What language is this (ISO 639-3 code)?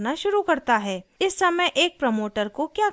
hin